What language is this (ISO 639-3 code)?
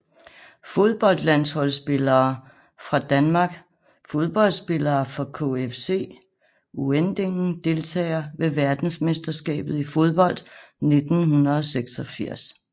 dan